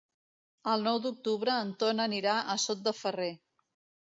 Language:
Catalan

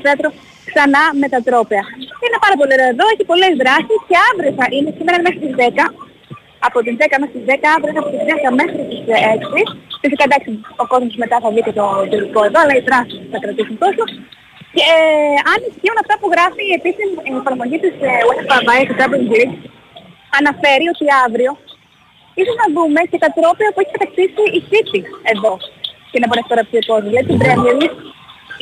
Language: Greek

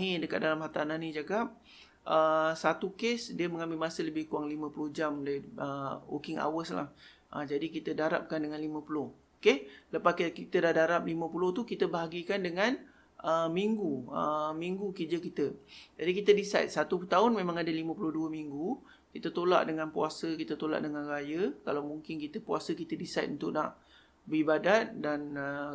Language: Malay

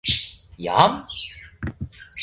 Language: Esperanto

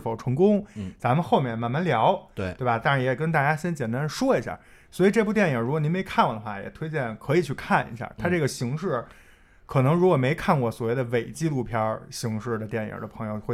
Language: Chinese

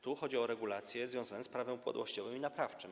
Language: Polish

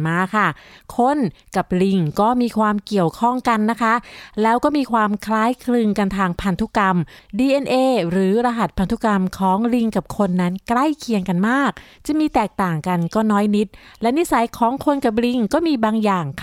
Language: Thai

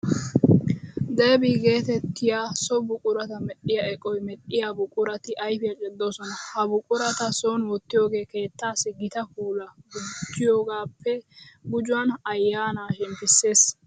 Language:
Wolaytta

